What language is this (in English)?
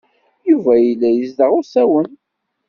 Kabyle